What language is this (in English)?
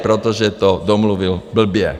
Czech